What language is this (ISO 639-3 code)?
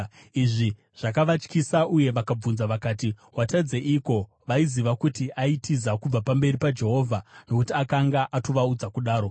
sna